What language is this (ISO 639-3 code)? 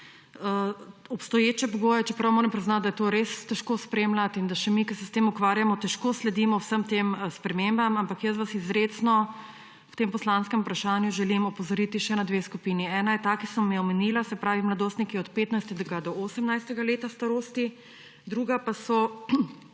slv